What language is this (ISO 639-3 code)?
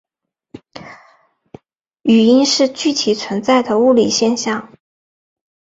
zho